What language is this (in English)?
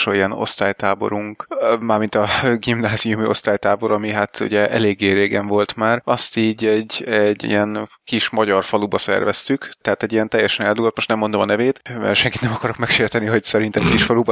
Hungarian